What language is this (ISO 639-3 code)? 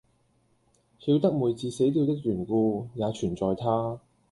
yue